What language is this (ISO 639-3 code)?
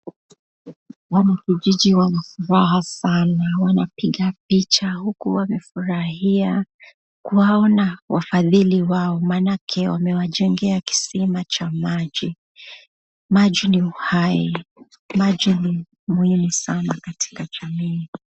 swa